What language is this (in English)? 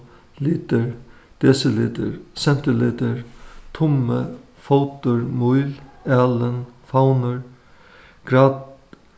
Faroese